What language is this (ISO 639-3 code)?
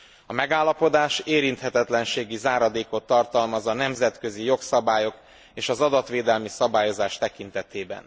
hun